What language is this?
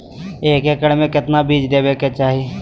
Magahi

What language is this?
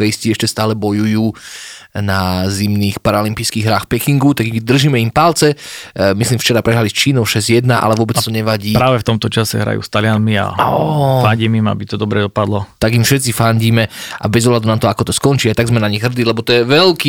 Slovak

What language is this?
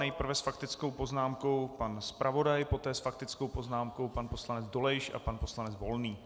Czech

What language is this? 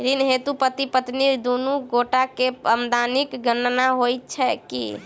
Maithili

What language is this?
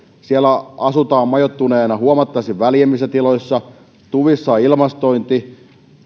Finnish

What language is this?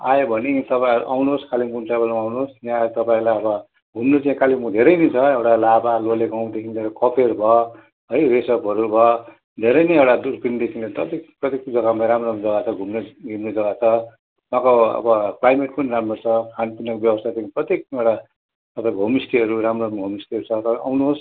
Nepali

